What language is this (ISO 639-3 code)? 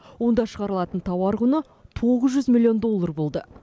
kaz